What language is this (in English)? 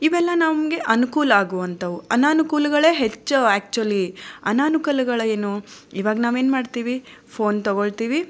Kannada